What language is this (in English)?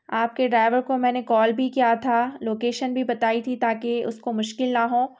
Urdu